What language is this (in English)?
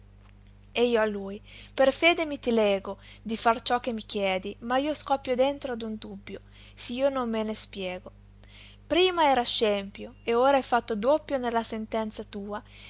Italian